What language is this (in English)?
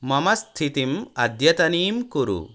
Sanskrit